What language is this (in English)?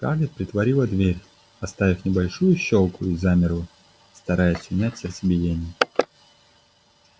Russian